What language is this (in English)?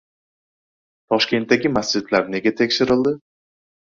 Uzbek